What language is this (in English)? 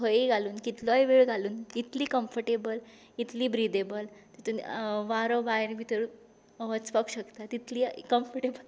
Konkani